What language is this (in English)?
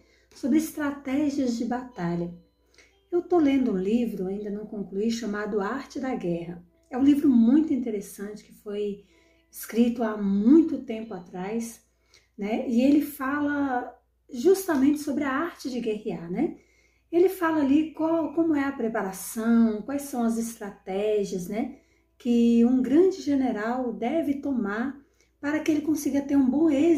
Portuguese